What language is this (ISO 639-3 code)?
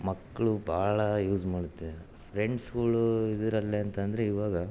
kan